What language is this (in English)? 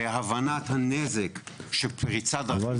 Hebrew